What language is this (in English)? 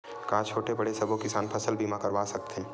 Chhattisgarhi